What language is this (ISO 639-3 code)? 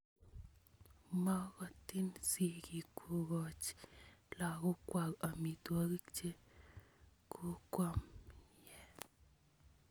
kln